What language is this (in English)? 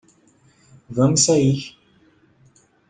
Portuguese